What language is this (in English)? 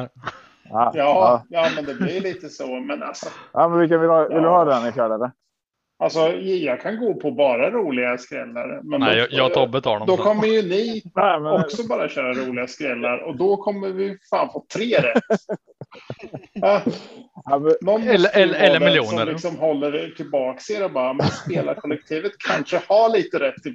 Swedish